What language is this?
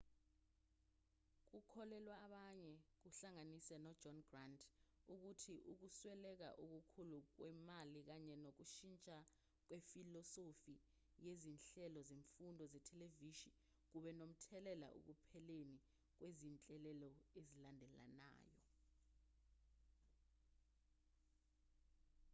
Zulu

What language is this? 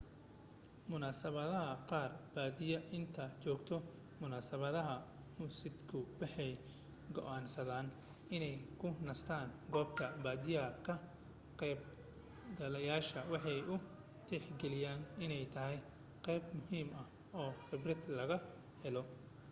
Somali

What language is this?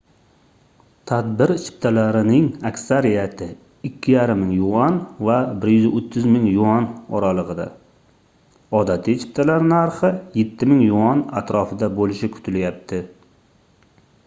Uzbek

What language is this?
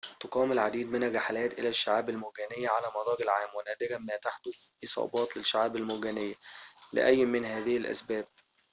Arabic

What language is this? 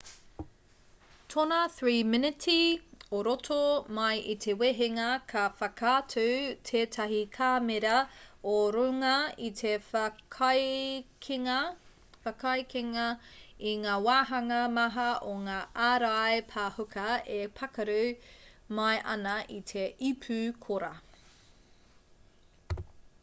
Māori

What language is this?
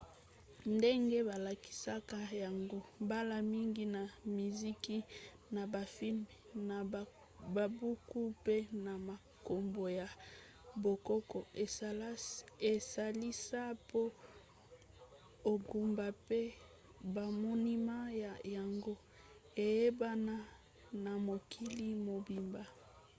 Lingala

